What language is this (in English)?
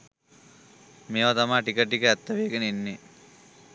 Sinhala